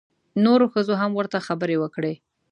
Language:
Pashto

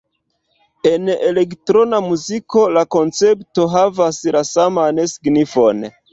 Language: Esperanto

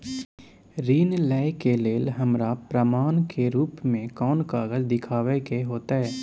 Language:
Maithili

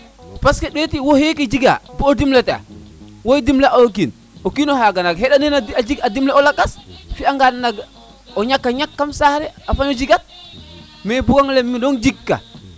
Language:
Serer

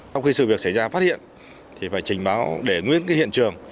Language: Vietnamese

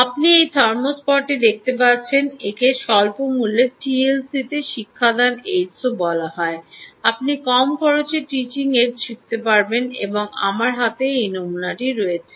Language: Bangla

